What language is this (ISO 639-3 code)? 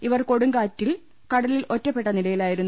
mal